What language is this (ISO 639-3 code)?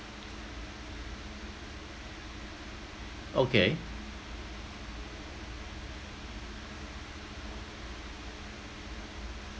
eng